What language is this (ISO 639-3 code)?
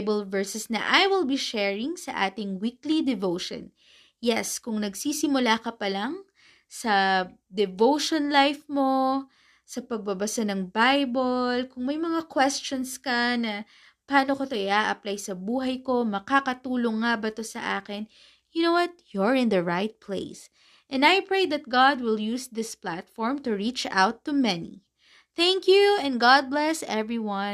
fil